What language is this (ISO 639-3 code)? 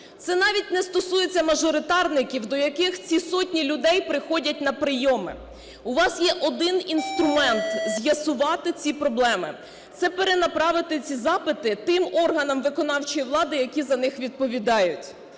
ukr